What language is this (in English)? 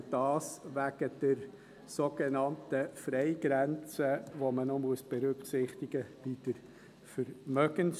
Swiss German